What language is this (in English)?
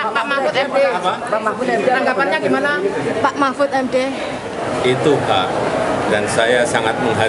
Indonesian